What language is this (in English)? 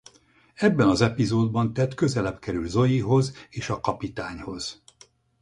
Hungarian